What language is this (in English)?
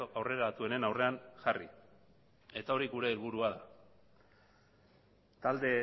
Basque